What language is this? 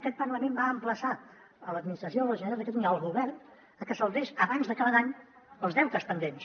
Catalan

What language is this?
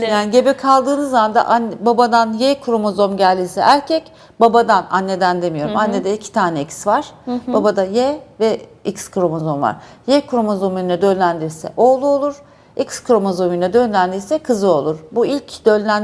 Turkish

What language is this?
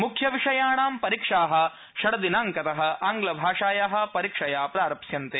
Sanskrit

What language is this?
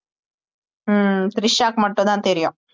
Tamil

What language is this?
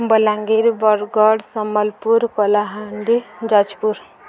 Odia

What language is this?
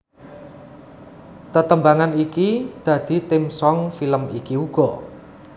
Javanese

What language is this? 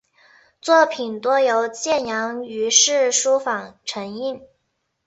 Chinese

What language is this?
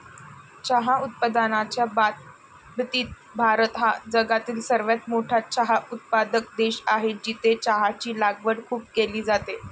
Marathi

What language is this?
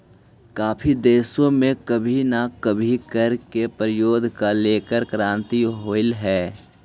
Magahi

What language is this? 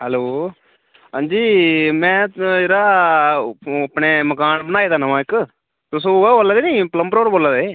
Dogri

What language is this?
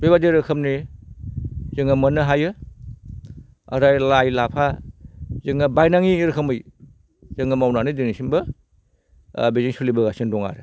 Bodo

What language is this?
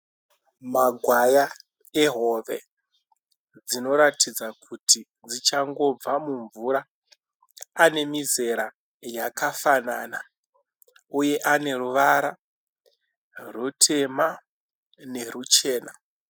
Shona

